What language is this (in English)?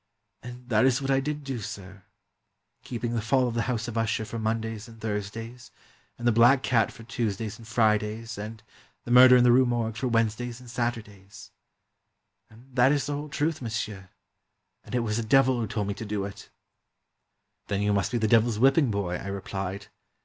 English